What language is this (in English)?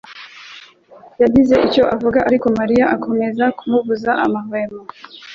Kinyarwanda